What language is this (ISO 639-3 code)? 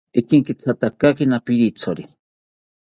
cpy